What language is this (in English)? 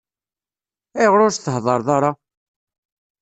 Kabyle